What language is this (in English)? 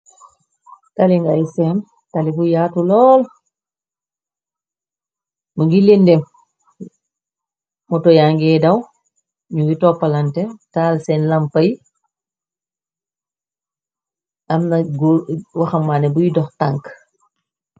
Wolof